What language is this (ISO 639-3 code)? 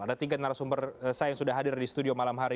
ind